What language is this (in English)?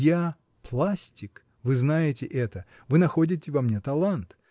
Russian